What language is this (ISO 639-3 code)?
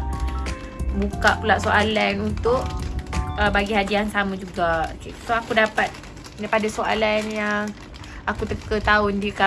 msa